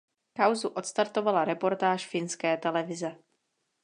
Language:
Czech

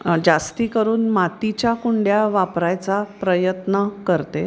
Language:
Marathi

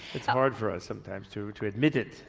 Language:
English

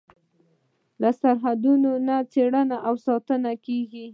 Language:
Pashto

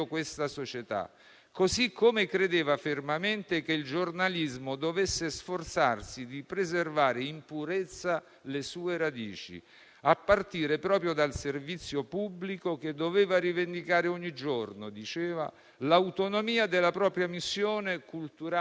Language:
Italian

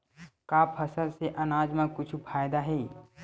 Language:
Chhattisgarhi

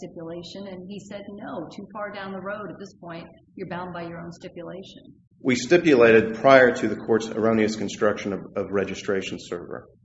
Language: English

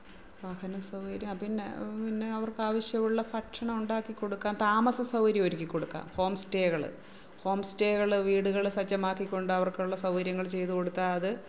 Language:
Malayalam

